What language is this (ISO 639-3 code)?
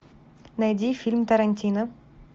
rus